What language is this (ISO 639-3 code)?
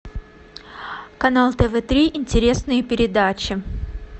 rus